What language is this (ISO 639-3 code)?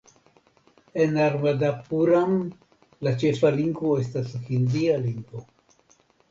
epo